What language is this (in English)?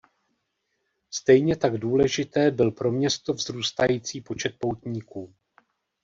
Czech